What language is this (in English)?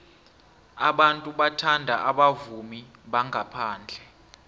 South Ndebele